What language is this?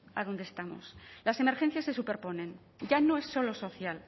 Spanish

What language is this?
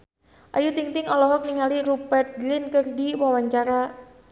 Sundanese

